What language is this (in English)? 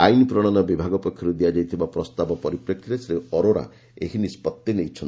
Odia